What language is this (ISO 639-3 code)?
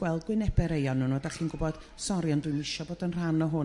cym